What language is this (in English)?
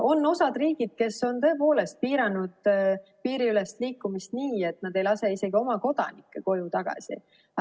Estonian